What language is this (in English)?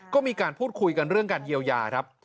Thai